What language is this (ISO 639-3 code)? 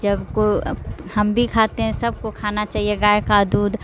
urd